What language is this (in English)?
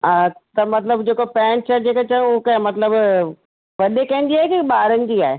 Sindhi